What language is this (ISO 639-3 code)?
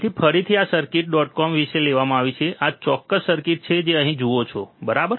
guj